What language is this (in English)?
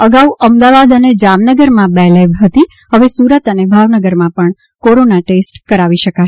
Gujarati